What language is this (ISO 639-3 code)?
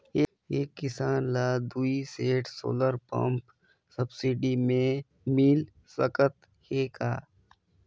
hne